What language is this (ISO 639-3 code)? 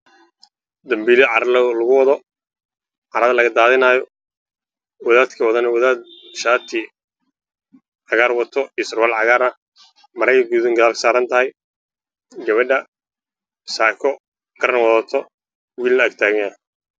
som